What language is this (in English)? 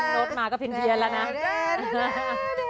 Thai